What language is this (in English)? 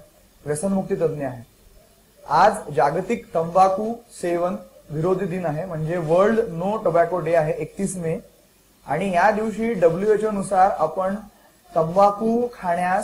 Hindi